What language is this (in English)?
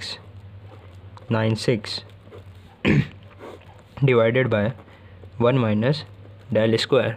English